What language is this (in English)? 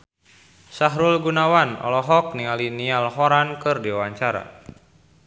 Sundanese